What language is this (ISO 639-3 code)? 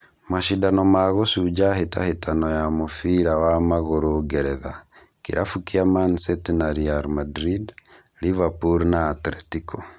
kik